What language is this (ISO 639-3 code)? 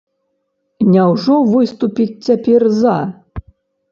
bel